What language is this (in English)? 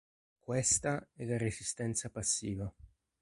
Italian